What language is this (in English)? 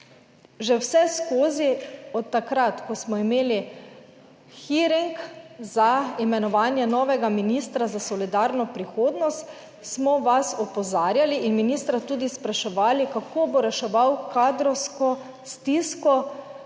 Slovenian